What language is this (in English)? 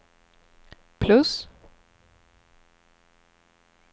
Swedish